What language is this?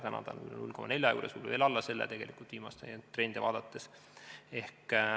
Estonian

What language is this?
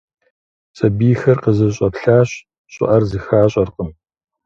Kabardian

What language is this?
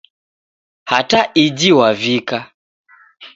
Taita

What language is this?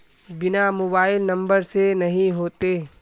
Magahi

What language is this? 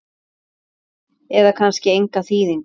Icelandic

